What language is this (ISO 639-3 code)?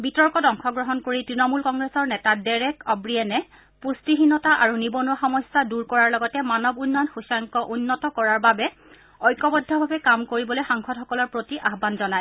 asm